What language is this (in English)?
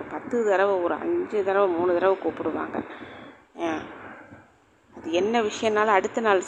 Tamil